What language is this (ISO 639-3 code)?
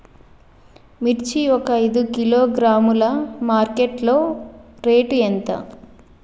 tel